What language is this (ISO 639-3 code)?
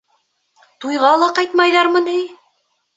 bak